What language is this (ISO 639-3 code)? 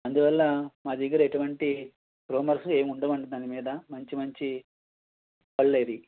tel